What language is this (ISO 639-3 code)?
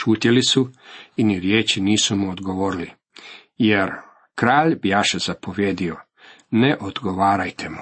hrv